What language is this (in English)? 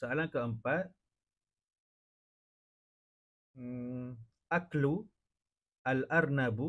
Malay